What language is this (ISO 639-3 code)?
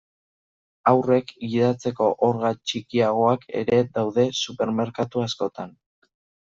eus